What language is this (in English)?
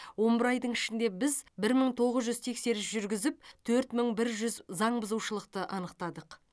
Kazakh